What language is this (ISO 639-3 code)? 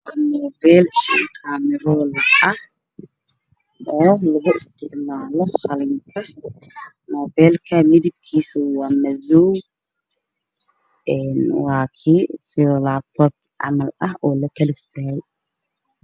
som